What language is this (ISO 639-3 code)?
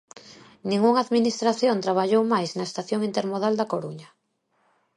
glg